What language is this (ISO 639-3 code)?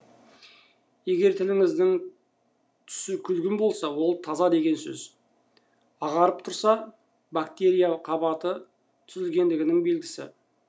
kaz